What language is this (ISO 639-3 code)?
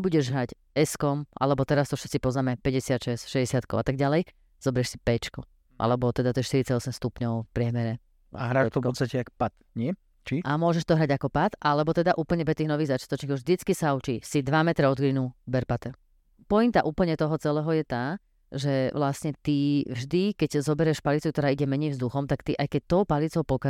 slk